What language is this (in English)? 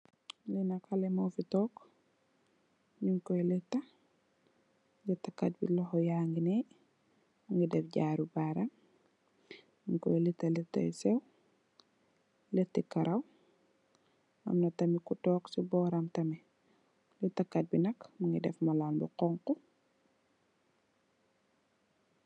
Wolof